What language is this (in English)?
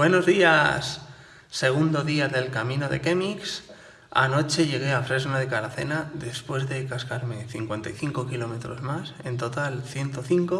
Spanish